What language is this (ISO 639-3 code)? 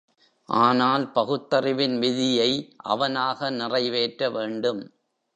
tam